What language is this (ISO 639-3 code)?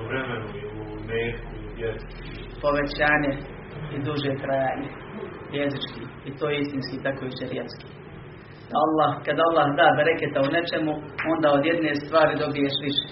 hrv